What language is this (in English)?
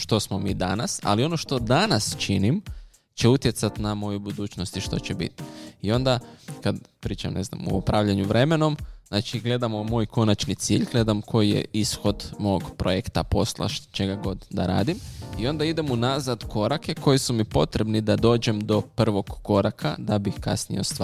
Croatian